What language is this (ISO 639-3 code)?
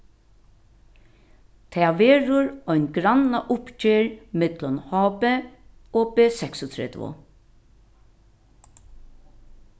fao